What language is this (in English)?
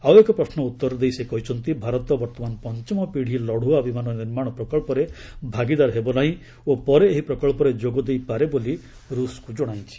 Odia